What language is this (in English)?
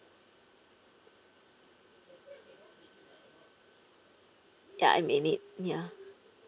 English